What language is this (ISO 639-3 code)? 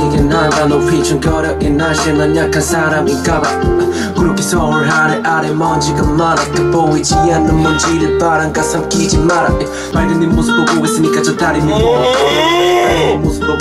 kor